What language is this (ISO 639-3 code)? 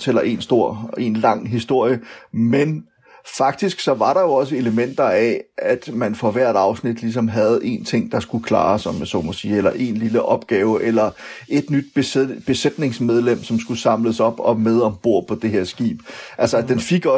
dan